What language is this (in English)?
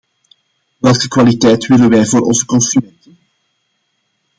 Dutch